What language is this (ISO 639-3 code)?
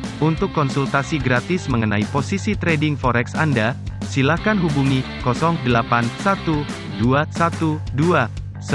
ind